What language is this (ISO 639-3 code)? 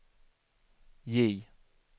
swe